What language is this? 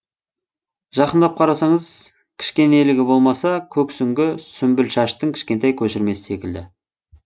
Kazakh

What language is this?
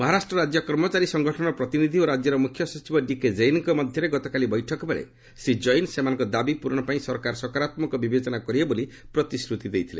Odia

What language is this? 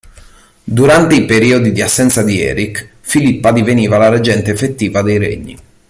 Italian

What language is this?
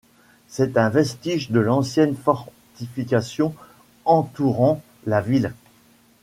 French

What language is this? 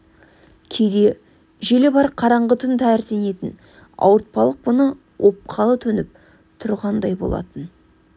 Kazakh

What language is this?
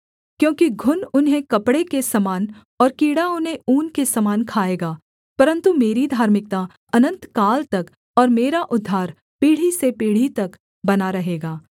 Hindi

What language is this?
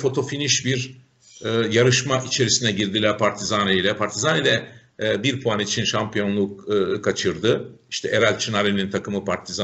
Turkish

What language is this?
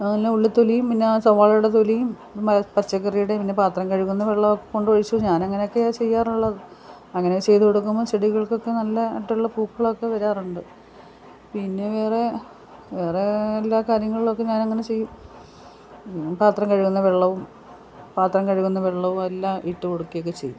Malayalam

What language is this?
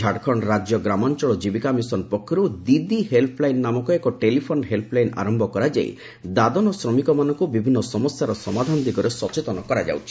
Odia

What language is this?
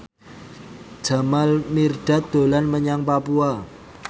Javanese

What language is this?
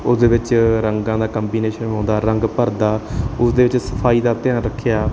Punjabi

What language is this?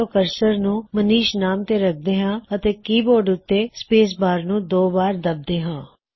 Punjabi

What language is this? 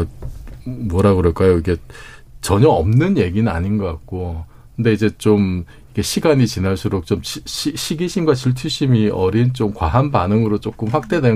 Korean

